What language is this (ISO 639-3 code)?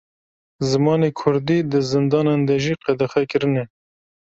kur